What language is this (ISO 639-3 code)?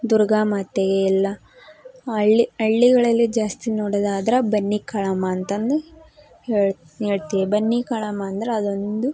kan